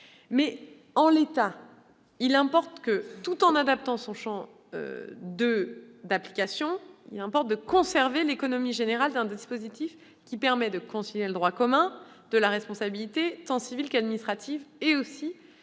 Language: French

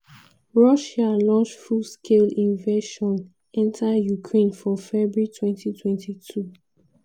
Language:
Nigerian Pidgin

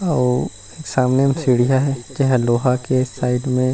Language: Chhattisgarhi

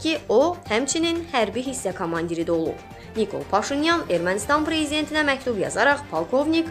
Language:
Russian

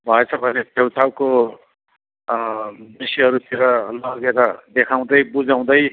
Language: Nepali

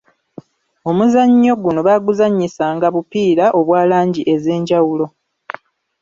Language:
Ganda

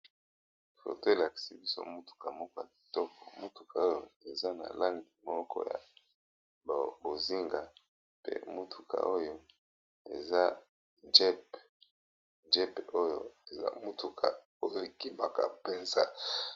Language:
Lingala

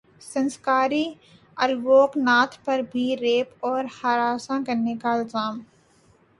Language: Urdu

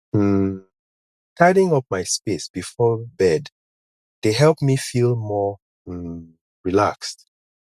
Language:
Nigerian Pidgin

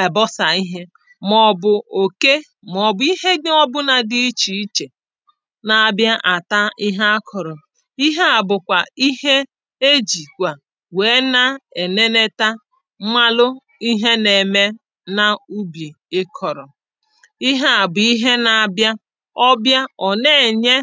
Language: Igbo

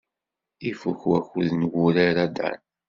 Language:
Kabyle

